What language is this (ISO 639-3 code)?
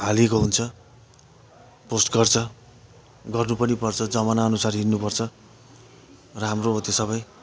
nep